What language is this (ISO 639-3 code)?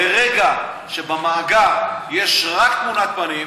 heb